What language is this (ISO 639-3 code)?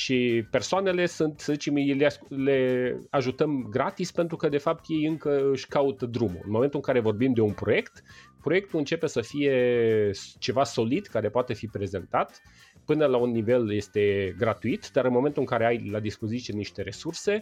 ron